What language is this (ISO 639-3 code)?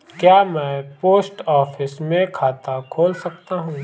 hin